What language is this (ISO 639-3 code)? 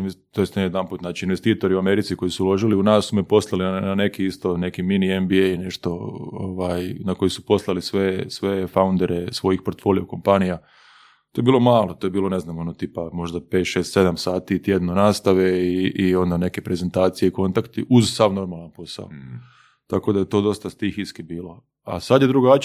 hrv